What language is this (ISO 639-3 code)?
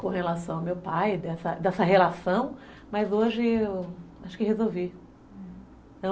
por